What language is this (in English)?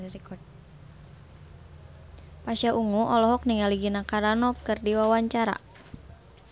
Sundanese